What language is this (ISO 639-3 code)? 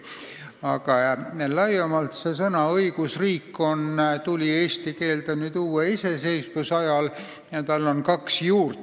est